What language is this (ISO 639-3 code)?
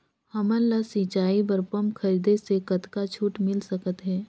hne